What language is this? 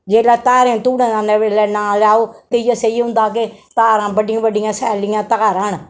Dogri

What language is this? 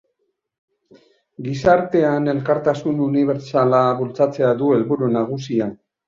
Basque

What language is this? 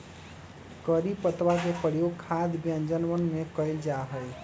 Magahi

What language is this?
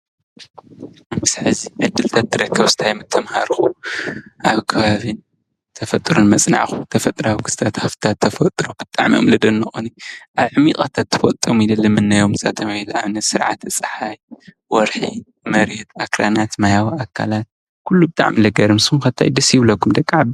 Tigrinya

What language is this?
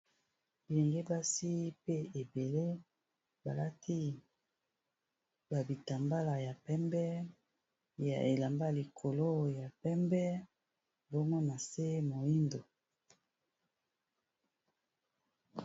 Lingala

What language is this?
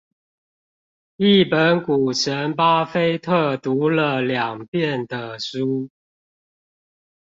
Chinese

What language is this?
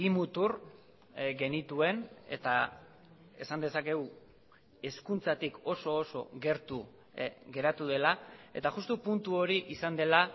Basque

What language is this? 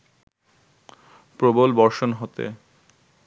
Bangla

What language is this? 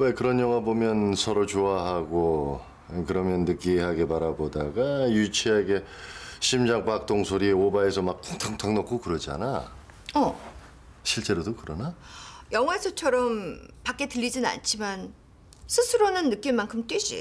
Korean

